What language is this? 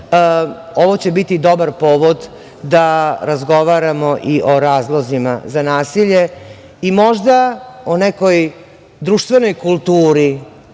Serbian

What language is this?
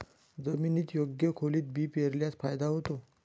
Marathi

